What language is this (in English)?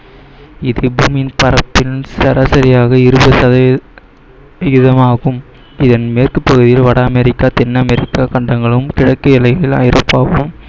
Tamil